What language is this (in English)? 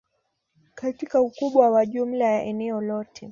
Swahili